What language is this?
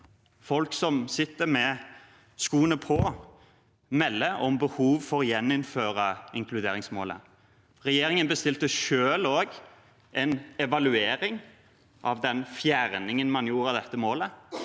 Norwegian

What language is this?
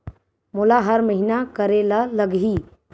Chhattisgarhi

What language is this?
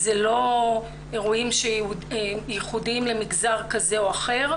Hebrew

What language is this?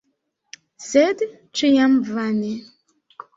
Esperanto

